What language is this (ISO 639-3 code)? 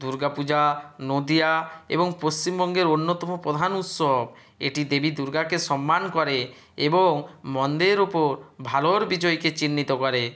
ben